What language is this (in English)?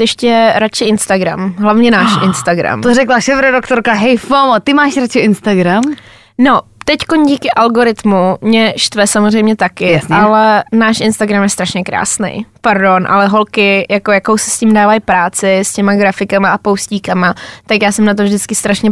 Czech